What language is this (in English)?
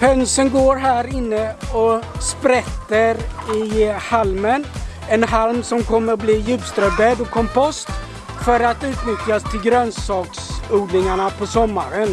Swedish